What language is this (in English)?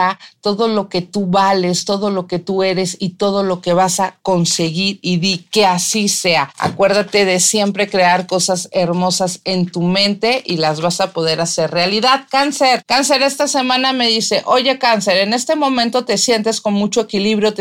Spanish